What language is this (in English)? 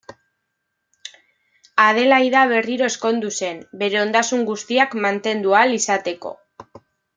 Basque